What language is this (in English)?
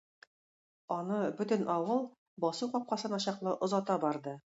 Tatar